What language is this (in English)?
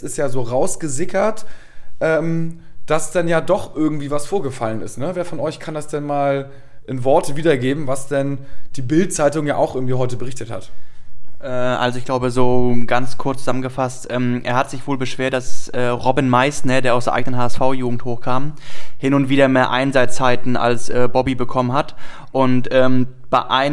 German